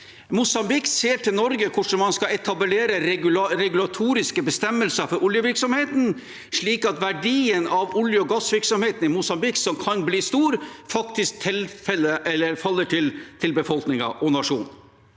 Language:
Norwegian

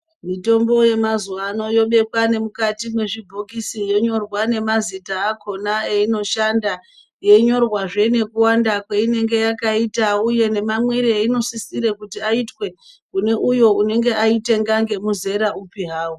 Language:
Ndau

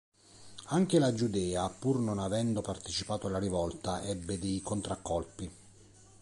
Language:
Italian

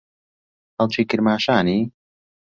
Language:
Central Kurdish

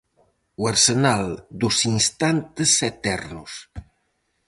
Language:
Galician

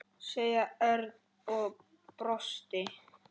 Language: Icelandic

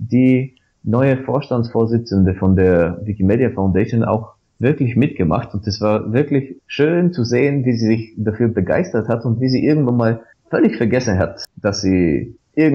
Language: German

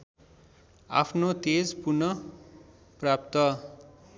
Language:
Nepali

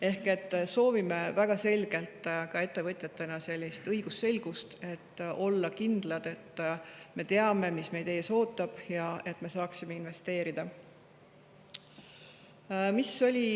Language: Estonian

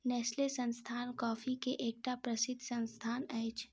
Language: Maithili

